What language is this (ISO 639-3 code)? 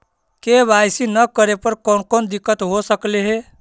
mag